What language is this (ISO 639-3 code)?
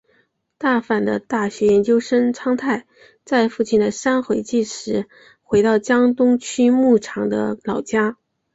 zho